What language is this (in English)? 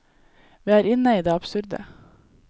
Norwegian